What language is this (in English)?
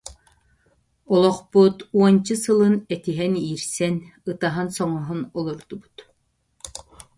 Yakut